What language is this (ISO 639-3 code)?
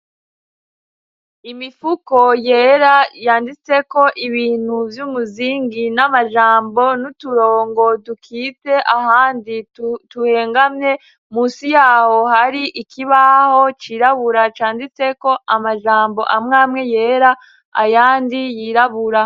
run